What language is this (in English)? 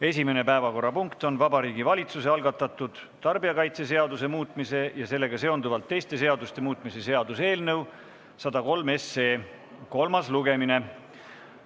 Estonian